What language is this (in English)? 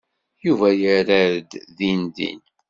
Kabyle